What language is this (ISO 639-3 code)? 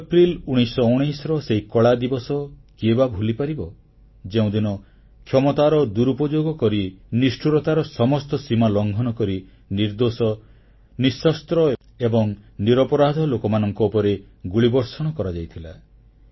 ori